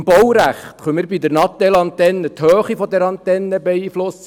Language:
Swiss German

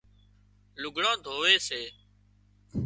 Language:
Wadiyara Koli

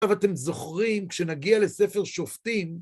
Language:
Hebrew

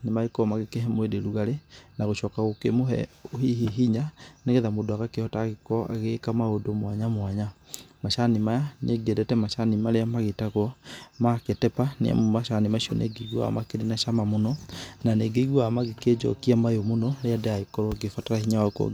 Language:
Kikuyu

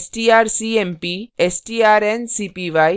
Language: Hindi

